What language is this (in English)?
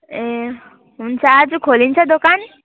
Nepali